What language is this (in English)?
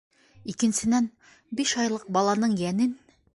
Bashkir